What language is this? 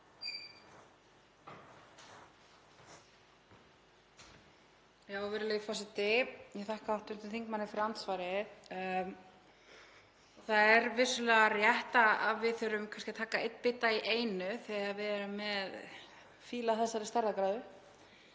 Icelandic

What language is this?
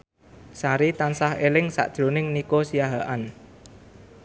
Javanese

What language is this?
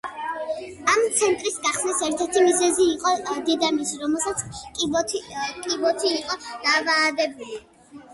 Georgian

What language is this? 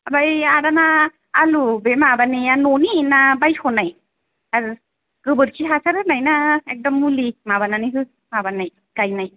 Bodo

